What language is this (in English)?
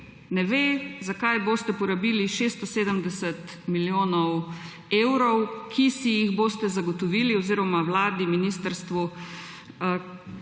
Slovenian